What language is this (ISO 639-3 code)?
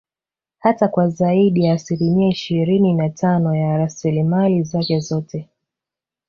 swa